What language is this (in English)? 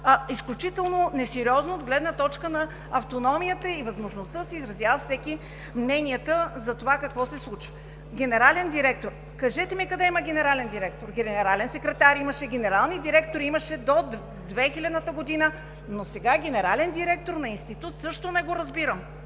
Bulgarian